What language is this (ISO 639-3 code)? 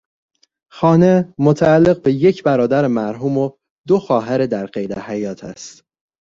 fas